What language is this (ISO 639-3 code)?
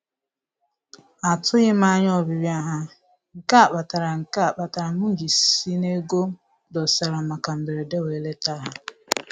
ibo